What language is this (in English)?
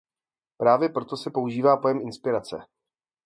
Czech